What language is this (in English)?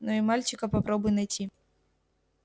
Russian